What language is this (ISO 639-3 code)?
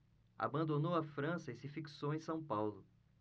por